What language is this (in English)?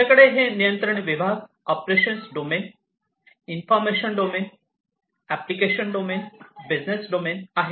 Marathi